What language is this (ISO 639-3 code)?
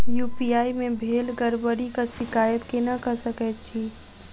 mai